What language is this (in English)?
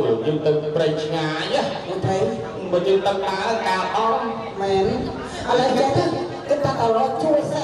Thai